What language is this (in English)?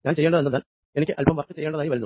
Malayalam